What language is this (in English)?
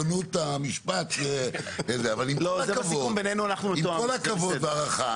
Hebrew